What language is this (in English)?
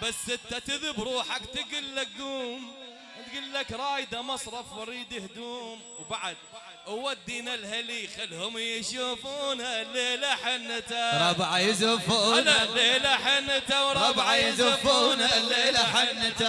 Arabic